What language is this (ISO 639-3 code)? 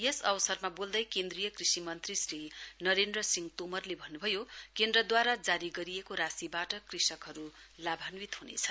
nep